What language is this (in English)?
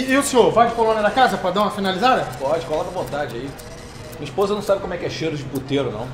Portuguese